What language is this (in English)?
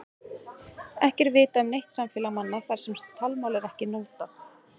Icelandic